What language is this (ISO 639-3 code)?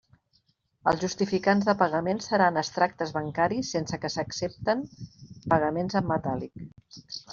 cat